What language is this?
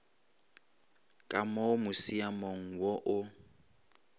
Northern Sotho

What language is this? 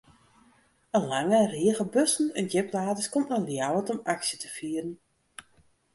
Western Frisian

